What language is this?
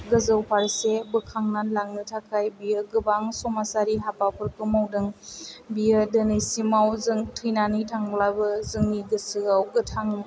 Bodo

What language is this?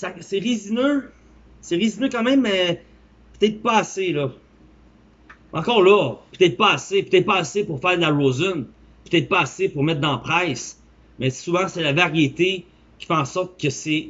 French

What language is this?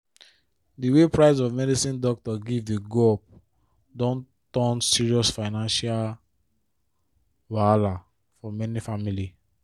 Nigerian Pidgin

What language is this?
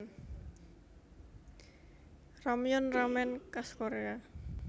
Javanese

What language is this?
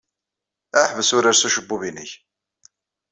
Kabyle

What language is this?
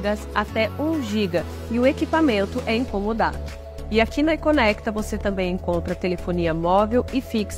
Portuguese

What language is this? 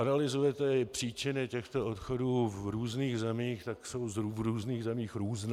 Czech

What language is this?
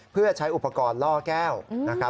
Thai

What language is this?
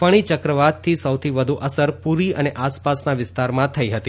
Gujarati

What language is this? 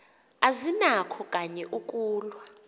Xhosa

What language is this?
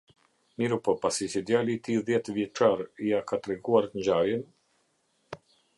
Albanian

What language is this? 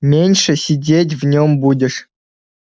Russian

